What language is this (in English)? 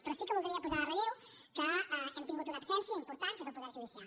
Catalan